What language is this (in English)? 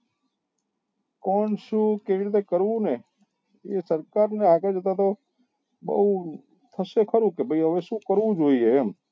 Gujarati